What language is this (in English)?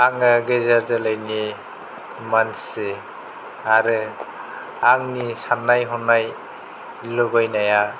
Bodo